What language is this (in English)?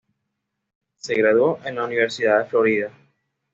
Spanish